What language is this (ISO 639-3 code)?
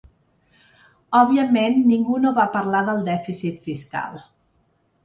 cat